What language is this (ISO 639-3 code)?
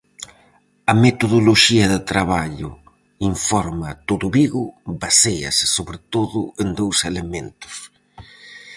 glg